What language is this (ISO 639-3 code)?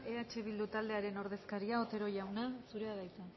eus